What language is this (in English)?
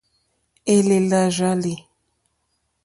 Mokpwe